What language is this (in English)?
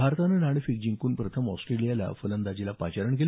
Marathi